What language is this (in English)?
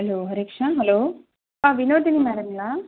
Tamil